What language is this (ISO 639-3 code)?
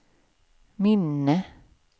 swe